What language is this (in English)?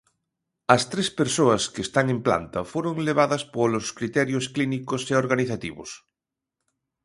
Galician